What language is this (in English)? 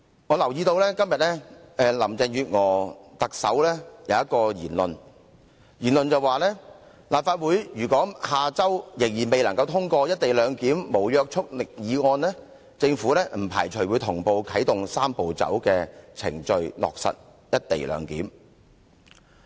Cantonese